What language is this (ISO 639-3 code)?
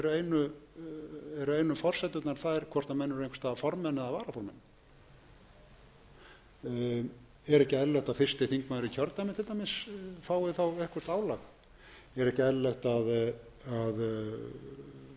isl